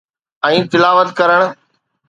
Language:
Sindhi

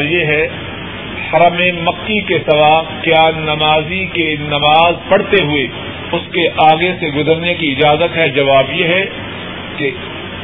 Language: Urdu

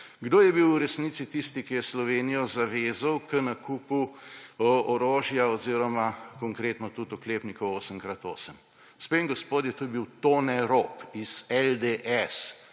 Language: Slovenian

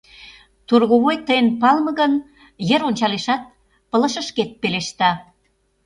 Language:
Mari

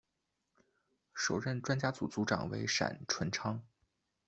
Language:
Chinese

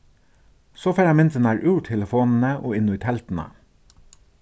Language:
Faroese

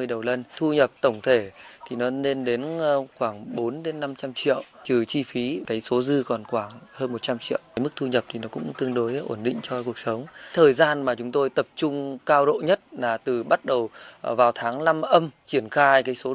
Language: Vietnamese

